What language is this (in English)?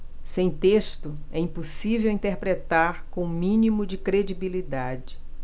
Portuguese